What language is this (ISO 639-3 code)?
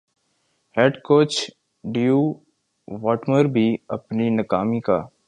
urd